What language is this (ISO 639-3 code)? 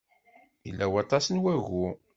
kab